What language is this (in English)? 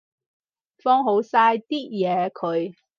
Cantonese